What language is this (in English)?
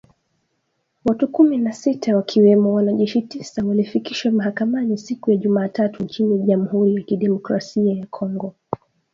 Swahili